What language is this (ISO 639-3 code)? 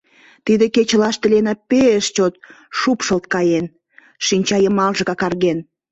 chm